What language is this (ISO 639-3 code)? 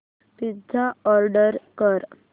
mar